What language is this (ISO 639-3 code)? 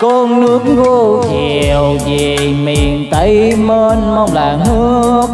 vie